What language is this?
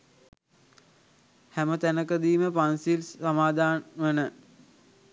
Sinhala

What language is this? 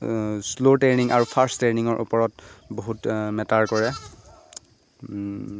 Assamese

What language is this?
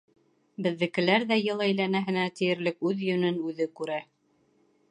Bashkir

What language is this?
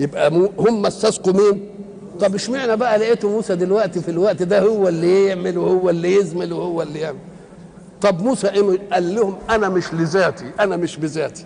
Arabic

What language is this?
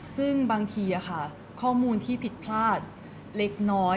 Thai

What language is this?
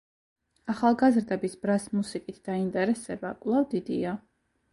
Georgian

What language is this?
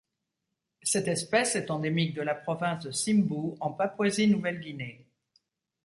French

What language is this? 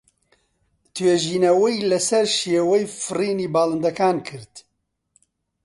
Central Kurdish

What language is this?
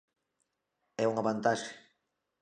Galician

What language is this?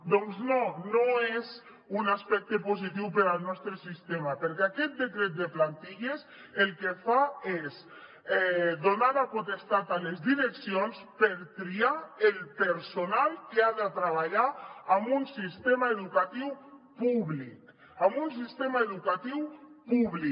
Catalan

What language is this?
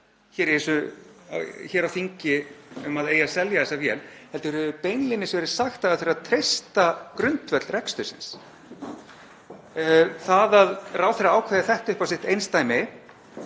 Icelandic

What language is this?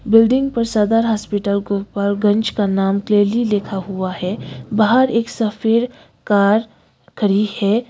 Hindi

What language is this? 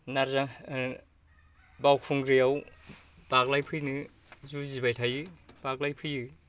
Bodo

